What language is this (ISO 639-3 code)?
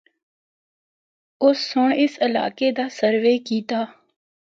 hno